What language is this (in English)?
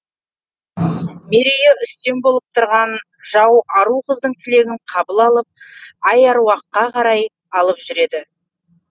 Kazakh